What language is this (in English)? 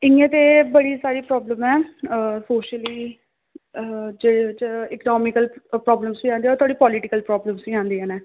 Dogri